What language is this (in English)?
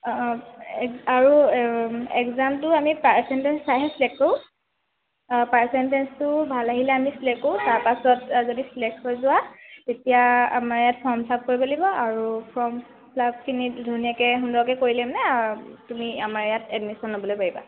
Assamese